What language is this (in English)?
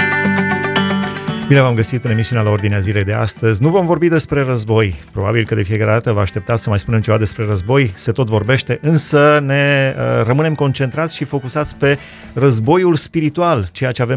Romanian